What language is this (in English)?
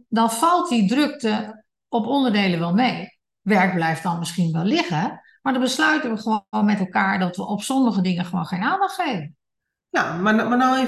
Dutch